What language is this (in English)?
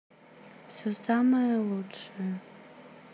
Russian